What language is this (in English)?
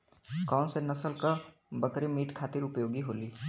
Bhojpuri